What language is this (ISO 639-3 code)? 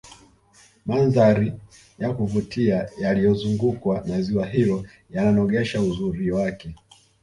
swa